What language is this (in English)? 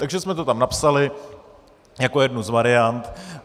Czech